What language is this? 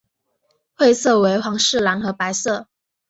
Chinese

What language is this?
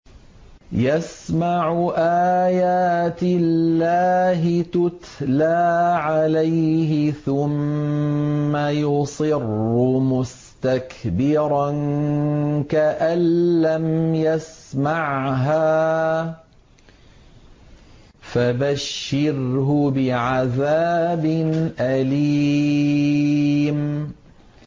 Arabic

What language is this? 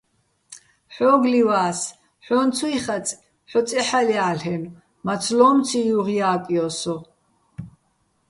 Bats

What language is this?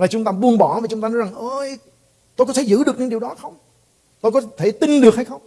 Vietnamese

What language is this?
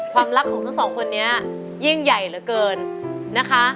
Thai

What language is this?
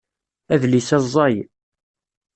Kabyle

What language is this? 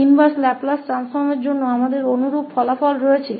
Hindi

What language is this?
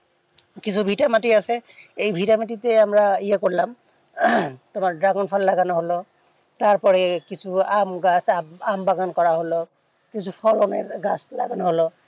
Bangla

